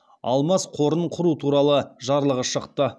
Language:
Kazakh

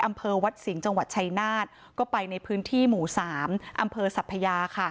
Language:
Thai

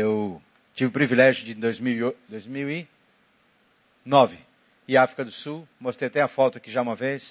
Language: Portuguese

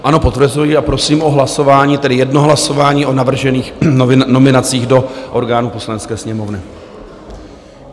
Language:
Czech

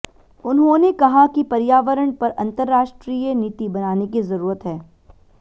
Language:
Hindi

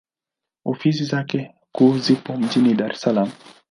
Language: Swahili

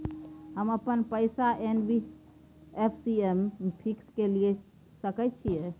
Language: Maithili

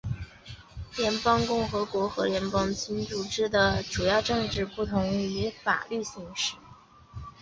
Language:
Chinese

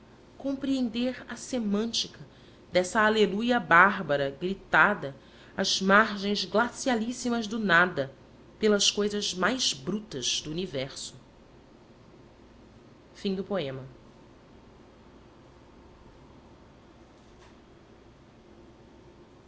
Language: Portuguese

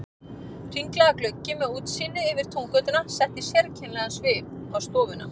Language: Icelandic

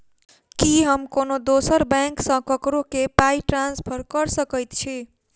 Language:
Maithili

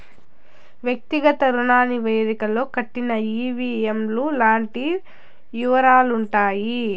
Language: Telugu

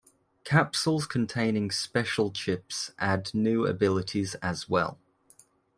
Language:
English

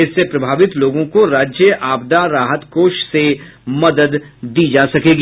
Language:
Hindi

